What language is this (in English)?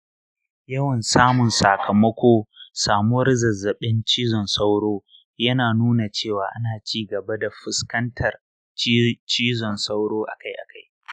Hausa